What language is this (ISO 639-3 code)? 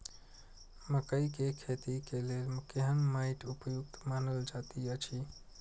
mai